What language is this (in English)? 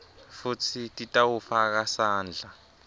Swati